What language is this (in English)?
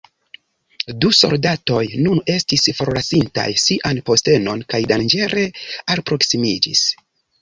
Esperanto